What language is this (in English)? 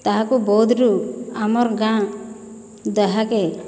Odia